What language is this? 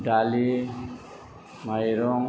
Bodo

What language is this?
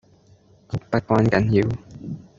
Cantonese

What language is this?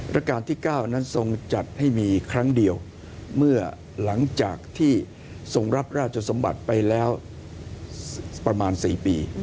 Thai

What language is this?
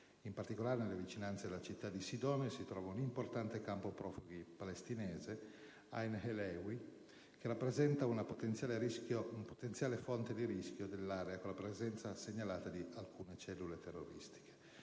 Italian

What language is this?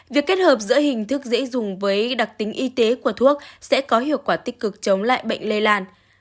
Vietnamese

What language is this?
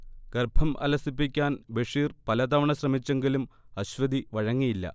Malayalam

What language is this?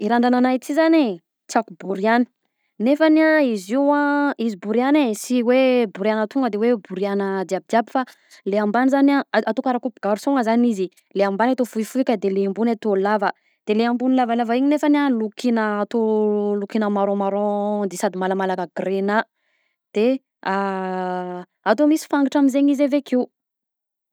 Southern Betsimisaraka Malagasy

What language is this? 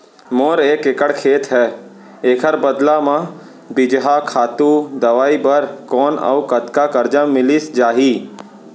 Chhattisgarhi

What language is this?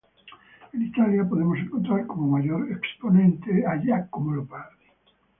Spanish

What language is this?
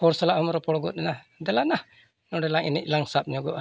Santali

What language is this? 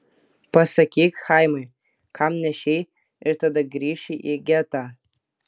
Lithuanian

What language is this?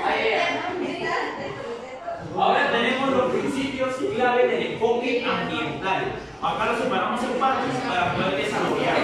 Spanish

